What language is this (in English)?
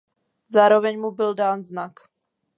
Czech